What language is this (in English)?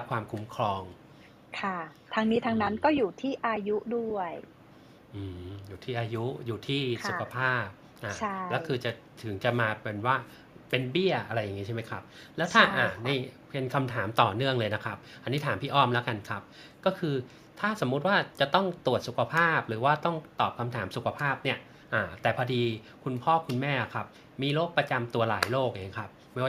Thai